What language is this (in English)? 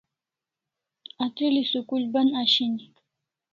Kalasha